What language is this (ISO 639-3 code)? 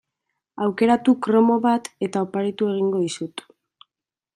eus